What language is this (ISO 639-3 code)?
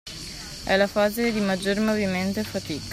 ita